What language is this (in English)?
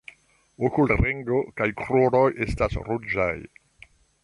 Esperanto